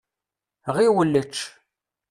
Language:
Kabyle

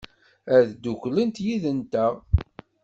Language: Kabyle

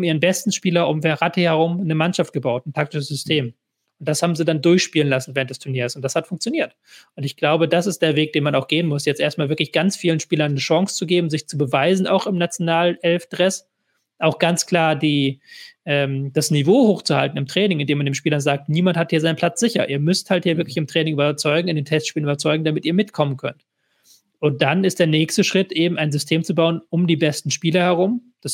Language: German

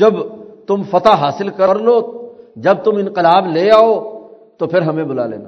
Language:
Urdu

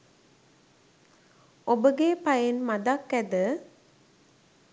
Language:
Sinhala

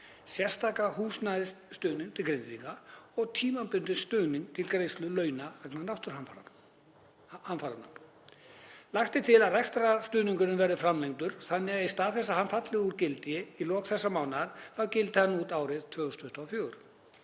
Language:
Icelandic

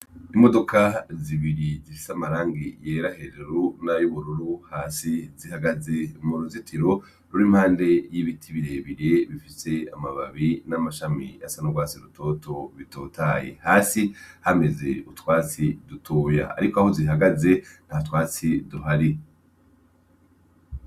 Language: Rundi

